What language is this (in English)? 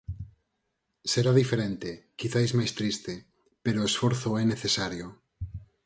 Galician